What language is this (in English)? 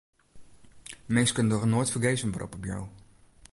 Western Frisian